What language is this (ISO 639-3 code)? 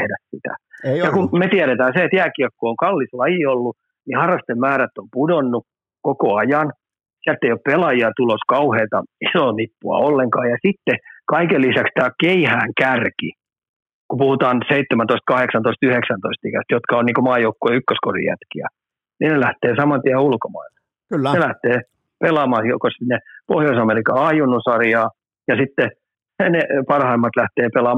fin